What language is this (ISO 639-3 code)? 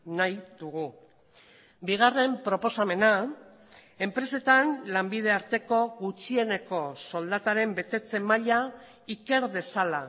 eus